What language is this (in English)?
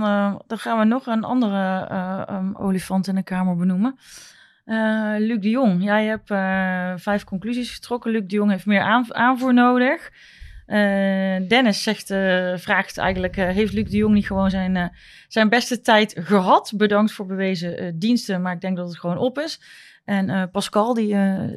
Dutch